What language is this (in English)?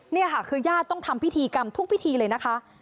Thai